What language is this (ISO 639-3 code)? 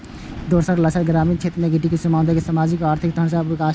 mai